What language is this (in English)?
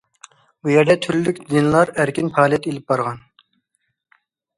Uyghur